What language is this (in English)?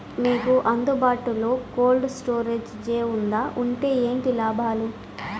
Telugu